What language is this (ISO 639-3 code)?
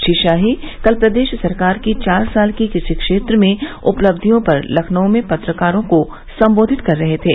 hin